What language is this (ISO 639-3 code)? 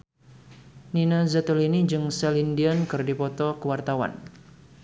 sun